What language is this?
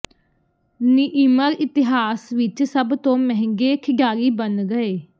Punjabi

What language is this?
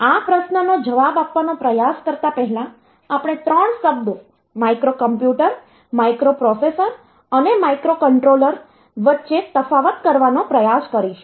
Gujarati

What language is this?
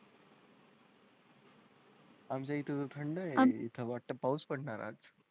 Marathi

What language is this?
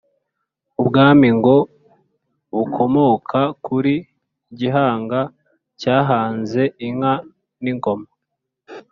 Kinyarwanda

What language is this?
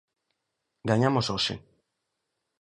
Galician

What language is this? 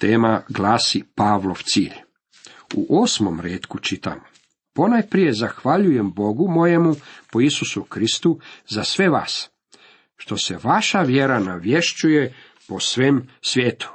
Croatian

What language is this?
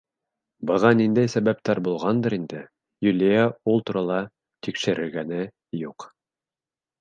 Bashkir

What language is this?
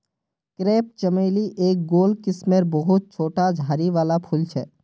Magahi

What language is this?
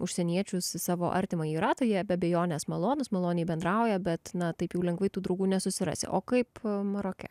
Lithuanian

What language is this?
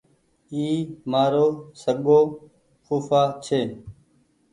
Goaria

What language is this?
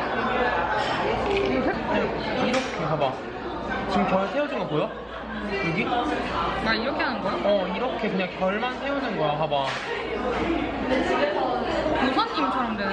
Korean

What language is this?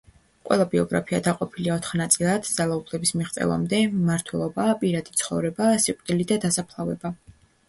Georgian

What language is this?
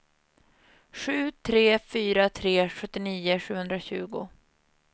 Swedish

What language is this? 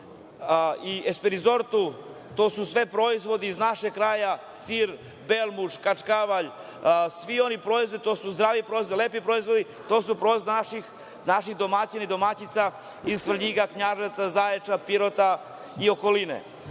Serbian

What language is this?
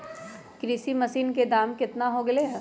Magahi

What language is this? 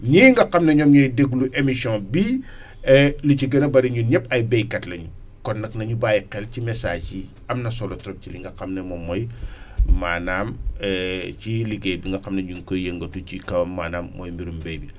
Wolof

